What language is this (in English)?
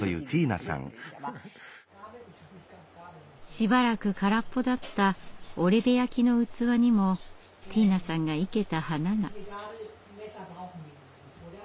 Japanese